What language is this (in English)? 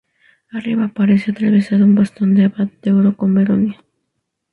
Spanish